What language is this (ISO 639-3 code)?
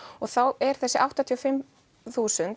isl